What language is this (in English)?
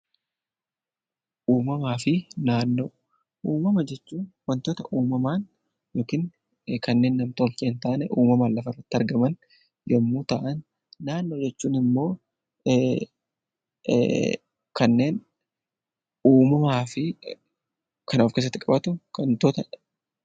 Oromo